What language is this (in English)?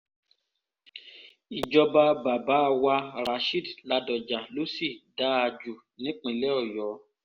Yoruba